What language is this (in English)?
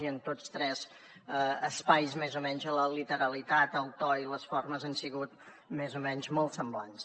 Catalan